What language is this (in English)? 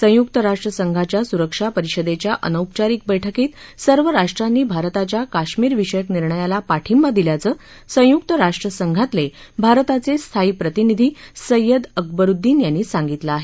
Marathi